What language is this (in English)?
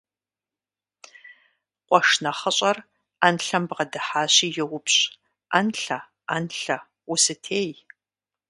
Kabardian